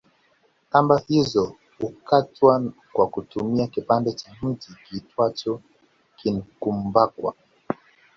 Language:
Swahili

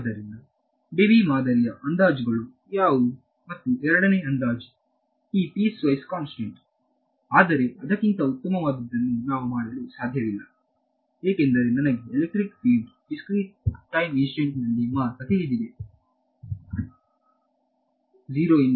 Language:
Kannada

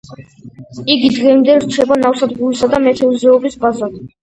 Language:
Georgian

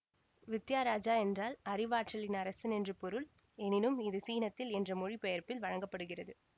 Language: Tamil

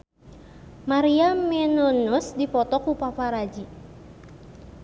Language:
Sundanese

